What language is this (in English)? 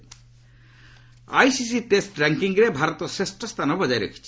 Odia